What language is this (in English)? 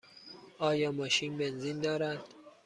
Persian